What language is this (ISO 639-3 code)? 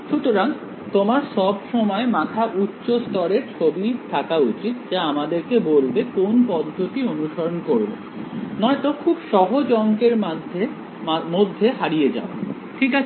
ben